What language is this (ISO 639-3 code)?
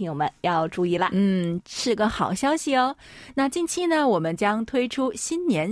zho